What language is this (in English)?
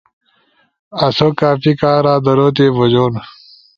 Ushojo